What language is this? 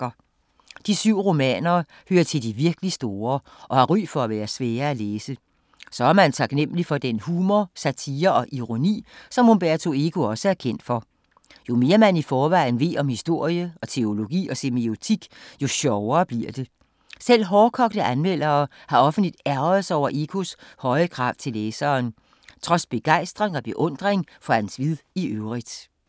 Danish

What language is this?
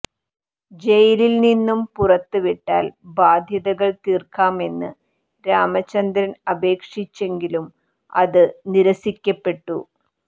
Malayalam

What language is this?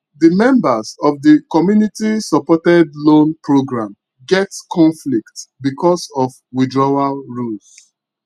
Nigerian Pidgin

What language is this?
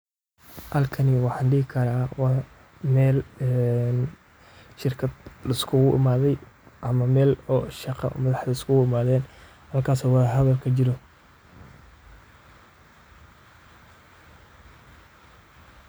Somali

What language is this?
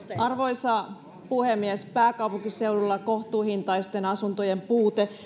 Finnish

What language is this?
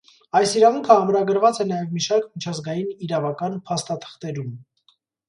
Armenian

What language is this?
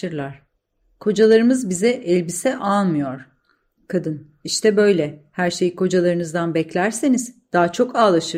Turkish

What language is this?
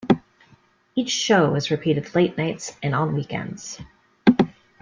English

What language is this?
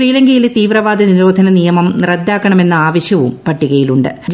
Malayalam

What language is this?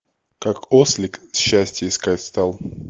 Russian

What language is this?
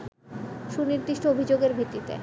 Bangla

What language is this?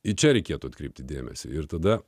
Lithuanian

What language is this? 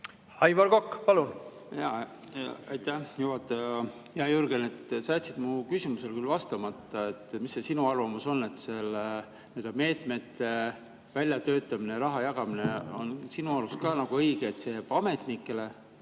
Estonian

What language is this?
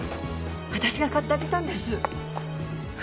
Japanese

